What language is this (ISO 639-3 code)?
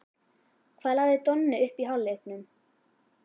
isl